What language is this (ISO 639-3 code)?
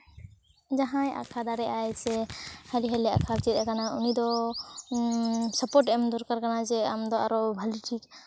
sat